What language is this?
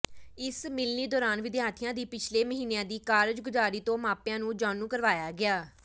Punjabi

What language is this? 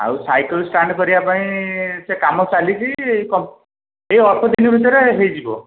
Odia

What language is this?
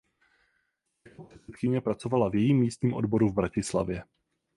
Czech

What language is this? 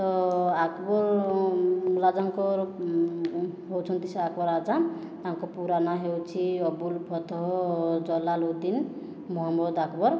Odia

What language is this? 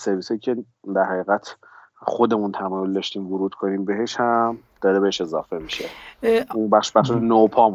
Persian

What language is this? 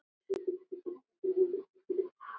Icelandic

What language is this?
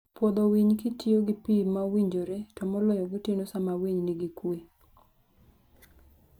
Luo (Kenya and Tanzania)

